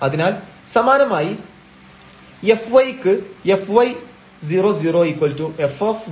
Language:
Malayalam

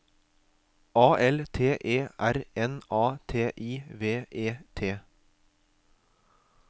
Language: Norwegian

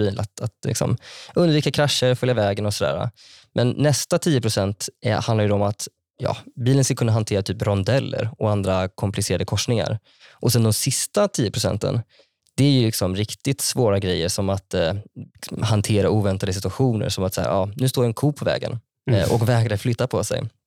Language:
Swedish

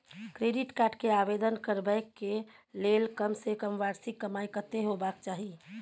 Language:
Maithili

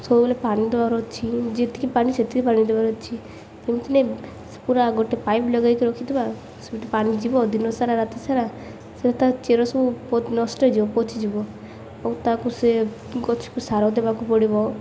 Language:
Odia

